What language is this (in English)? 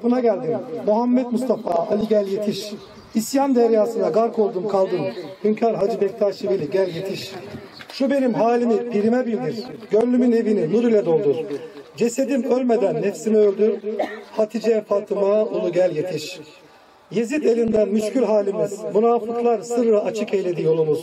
Turkish